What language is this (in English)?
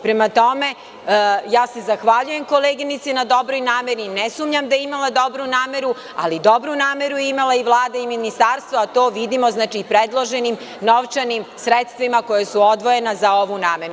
Serbian